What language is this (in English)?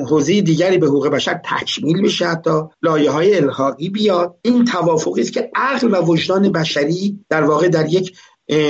Persian